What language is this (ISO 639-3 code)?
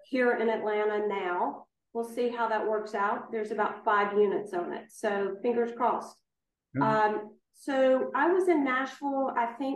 eng